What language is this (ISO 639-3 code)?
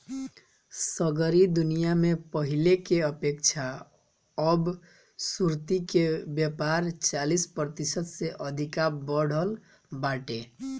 bho